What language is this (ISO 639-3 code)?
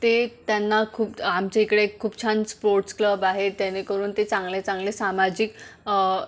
mar